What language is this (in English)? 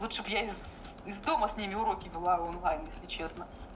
Russian